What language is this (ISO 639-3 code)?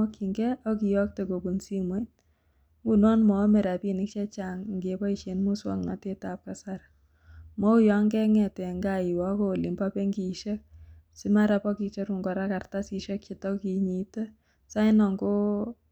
kln